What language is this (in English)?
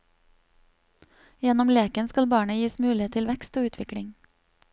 Norwegian